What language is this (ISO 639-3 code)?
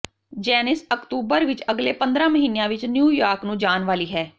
pan